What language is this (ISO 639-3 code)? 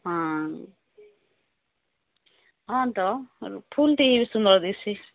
ori